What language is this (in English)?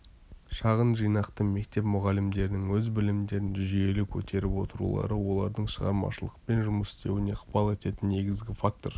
Kazakh